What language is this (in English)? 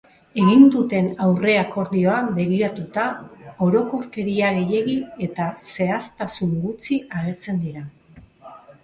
Basque